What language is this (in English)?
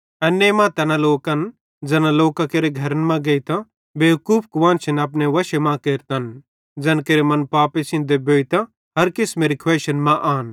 Bhadrawahi